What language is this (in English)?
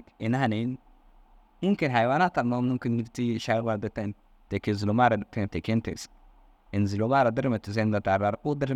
Dazaga